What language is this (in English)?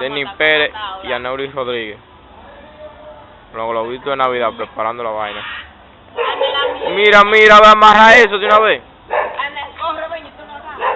Spanish